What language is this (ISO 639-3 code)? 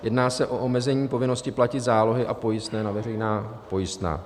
ces